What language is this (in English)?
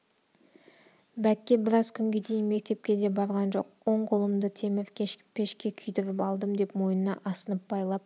Kazakh